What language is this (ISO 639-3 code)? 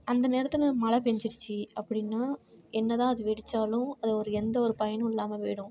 tam